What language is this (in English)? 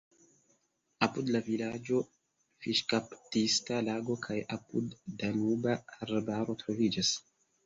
Esperanto